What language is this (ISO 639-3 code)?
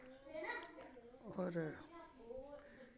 doi